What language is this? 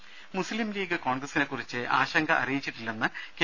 Malayalam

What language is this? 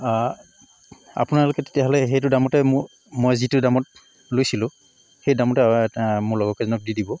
Assamese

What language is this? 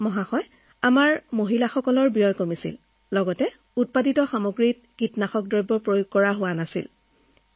Assamese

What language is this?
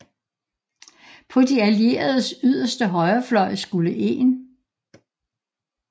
Danish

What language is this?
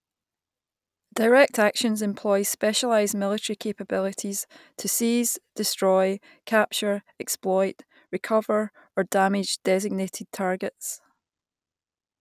English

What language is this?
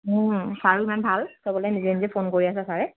Assamese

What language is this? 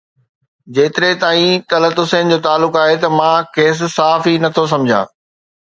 Sindhi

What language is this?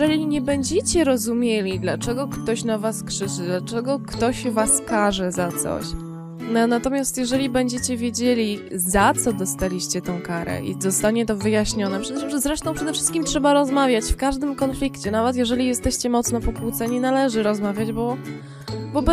Polish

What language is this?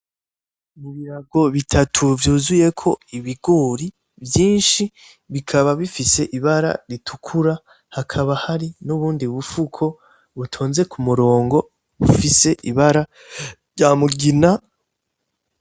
Rundi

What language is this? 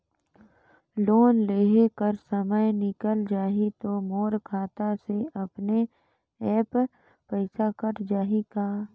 Chhattisgarhi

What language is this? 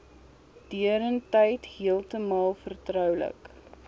Afrikaans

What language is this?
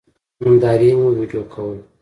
Pashto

